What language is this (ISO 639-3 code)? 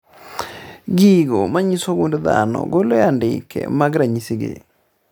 luo